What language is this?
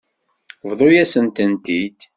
Kabyle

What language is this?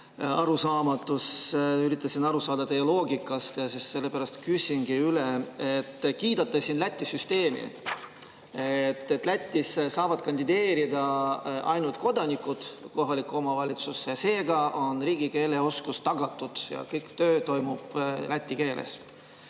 Estonian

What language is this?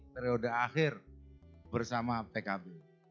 Indonesian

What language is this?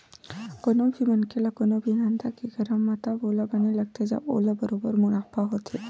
Chhattisgarhi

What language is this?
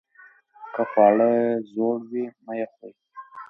Pashto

